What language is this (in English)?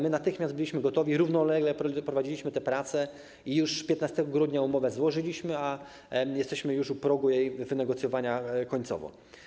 Polish